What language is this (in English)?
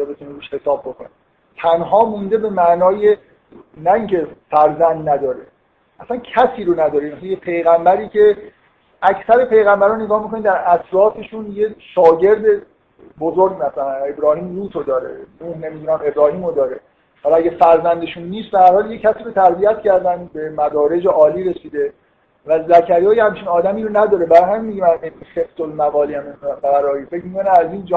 Persian